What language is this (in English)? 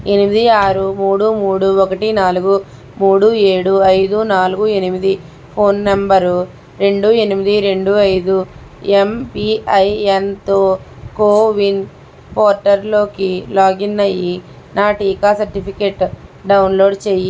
Telugu